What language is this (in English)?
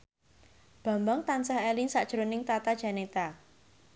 Javanese